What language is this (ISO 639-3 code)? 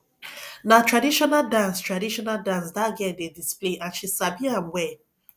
pcm